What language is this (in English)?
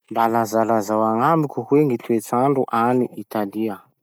Masikoro Malagasy